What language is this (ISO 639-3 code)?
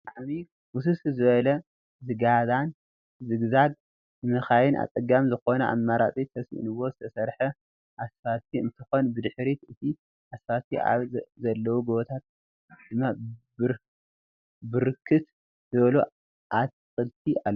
tir